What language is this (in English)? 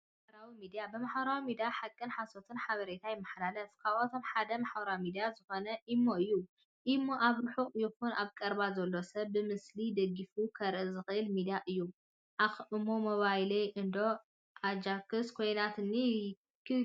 Tigrinya